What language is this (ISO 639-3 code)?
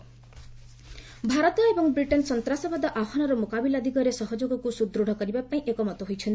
ori